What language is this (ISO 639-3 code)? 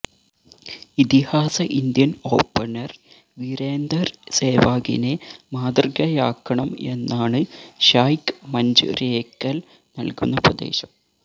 mal